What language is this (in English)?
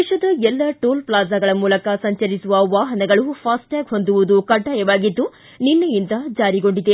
Kannada